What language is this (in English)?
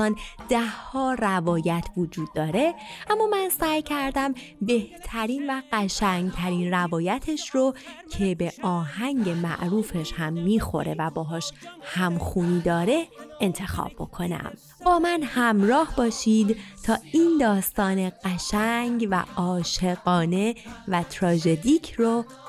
Persian